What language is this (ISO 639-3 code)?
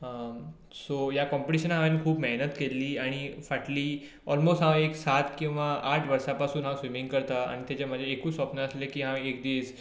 kok